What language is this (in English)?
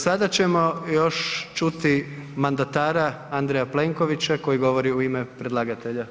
Croatian